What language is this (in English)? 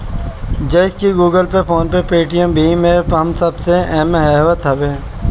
Bhojpuri